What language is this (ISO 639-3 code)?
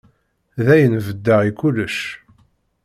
kab